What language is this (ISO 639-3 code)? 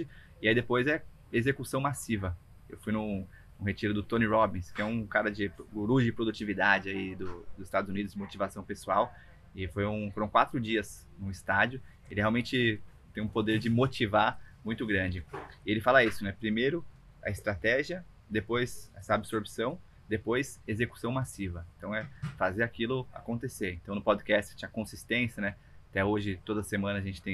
por